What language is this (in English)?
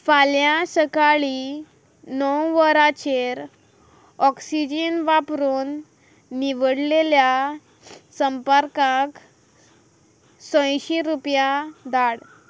Konkani